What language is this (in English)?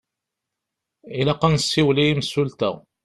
Kabyle